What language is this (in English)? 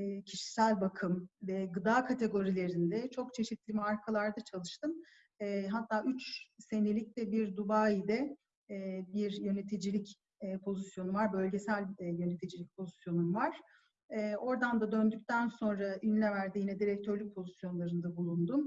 Turkish